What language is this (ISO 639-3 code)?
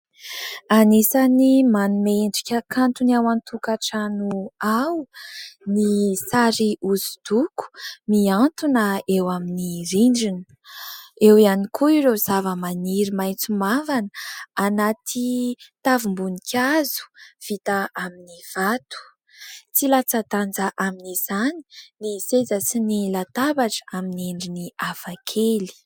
mlg